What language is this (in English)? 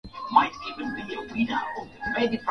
Swahili